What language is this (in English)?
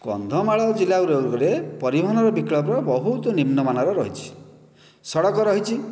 Odia